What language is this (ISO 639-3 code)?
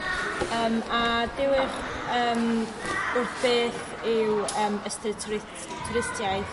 cym